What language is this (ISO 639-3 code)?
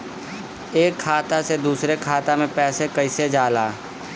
bho